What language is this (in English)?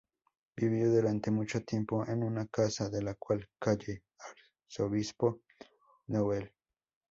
Spanish